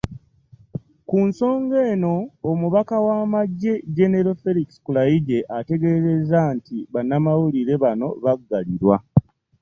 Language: Ganda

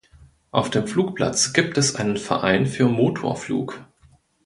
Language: German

